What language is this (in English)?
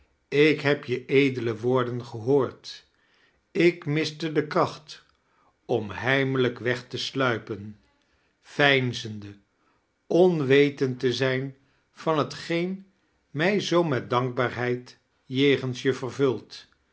Dutch